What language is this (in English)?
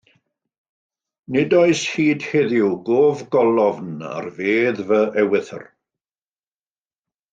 Welsh